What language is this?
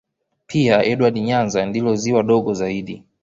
Swahili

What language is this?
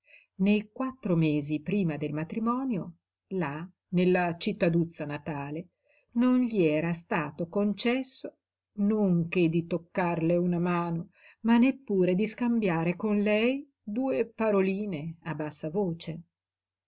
Italian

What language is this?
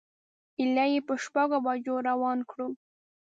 Pashto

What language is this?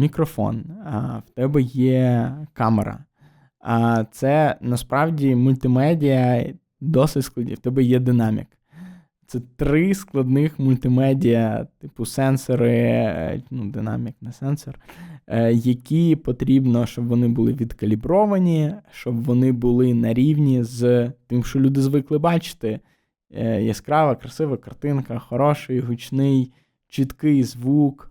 Ukrainian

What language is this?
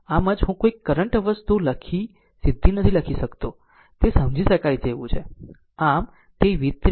Gujarati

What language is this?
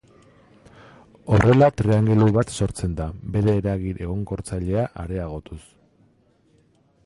Basque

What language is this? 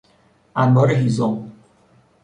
Persian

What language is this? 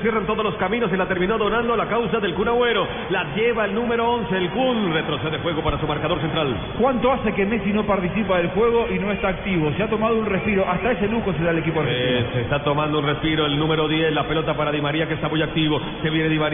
Spanish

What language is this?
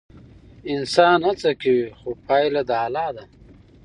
Pashto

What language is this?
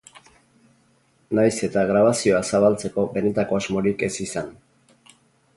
Basque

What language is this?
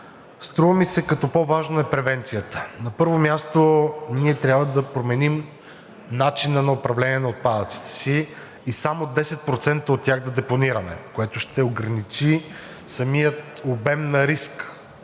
Bulgarian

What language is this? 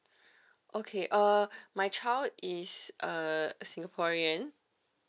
English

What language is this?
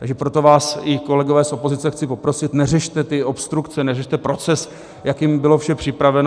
Czech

